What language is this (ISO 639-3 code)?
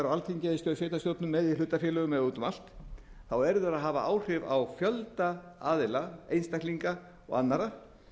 isl